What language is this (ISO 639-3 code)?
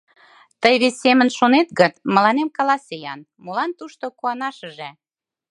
chm